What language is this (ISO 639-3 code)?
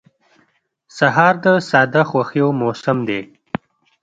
pus